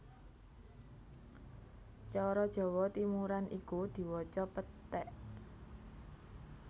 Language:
Javanese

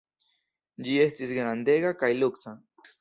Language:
Esperanto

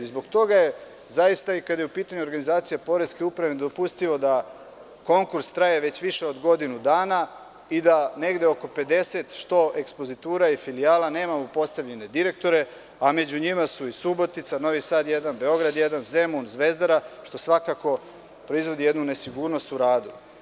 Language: Serbian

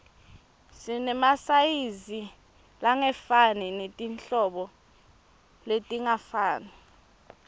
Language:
Swati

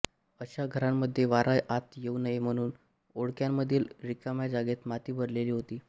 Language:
Marathi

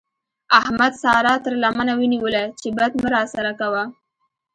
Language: Pashto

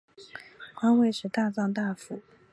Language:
Chinese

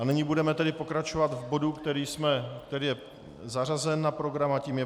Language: Czech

